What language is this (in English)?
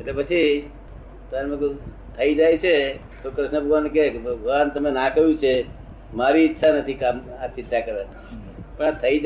Gujarati